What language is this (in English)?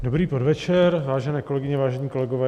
Czech